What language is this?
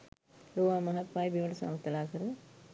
Sinhala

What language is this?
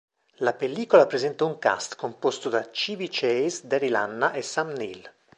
Italian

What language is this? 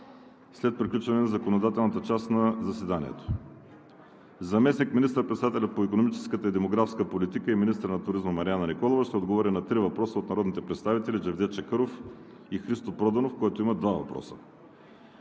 Bulgarian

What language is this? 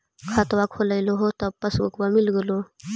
Magahi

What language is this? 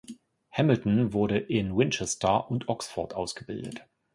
German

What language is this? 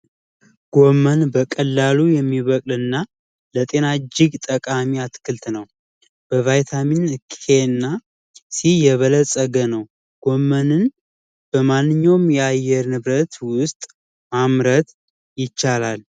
Amharic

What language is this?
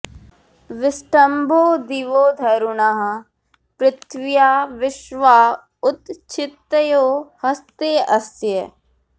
Sanskrit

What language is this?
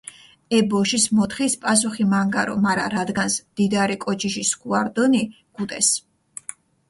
Mingrelian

